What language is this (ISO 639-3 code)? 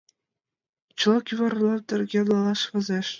chm